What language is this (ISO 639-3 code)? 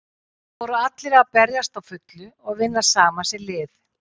isl